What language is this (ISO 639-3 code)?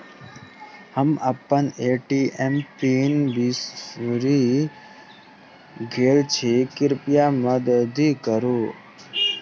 mai